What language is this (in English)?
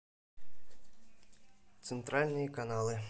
Russian